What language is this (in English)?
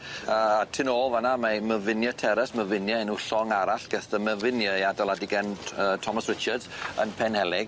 Welsh